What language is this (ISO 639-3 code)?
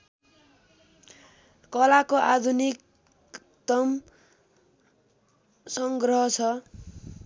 nep